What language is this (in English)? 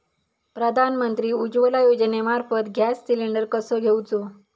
Marathi